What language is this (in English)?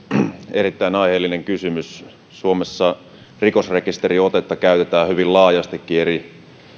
Finnish